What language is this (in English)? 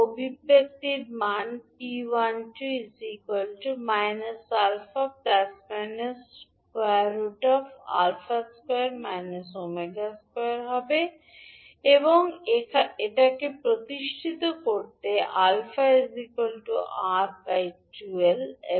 Bangla